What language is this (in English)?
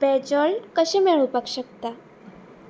Konkani